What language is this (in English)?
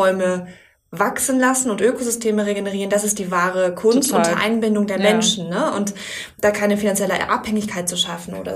German